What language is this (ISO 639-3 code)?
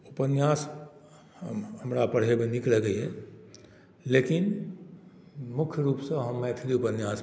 mai